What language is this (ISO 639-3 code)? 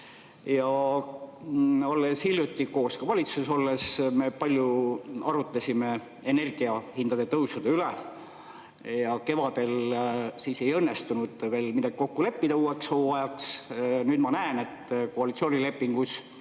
est